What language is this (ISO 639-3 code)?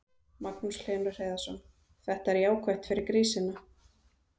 isl